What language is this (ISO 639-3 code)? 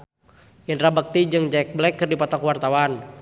sun